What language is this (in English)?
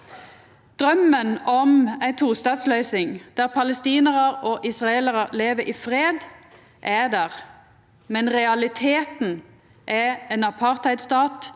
Norwegian